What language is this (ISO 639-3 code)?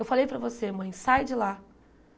por